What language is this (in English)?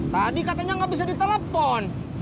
Indonesian